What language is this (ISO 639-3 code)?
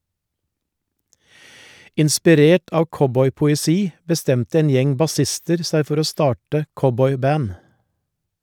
nor